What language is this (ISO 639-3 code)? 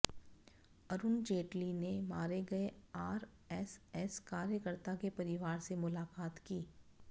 hin